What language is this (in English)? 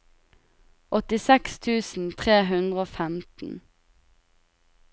Norwegian